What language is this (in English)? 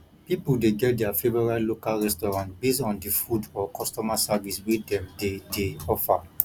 Nigerian Pidgin